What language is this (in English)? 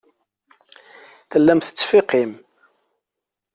Kabyle